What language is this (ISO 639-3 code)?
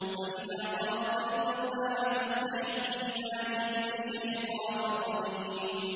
ara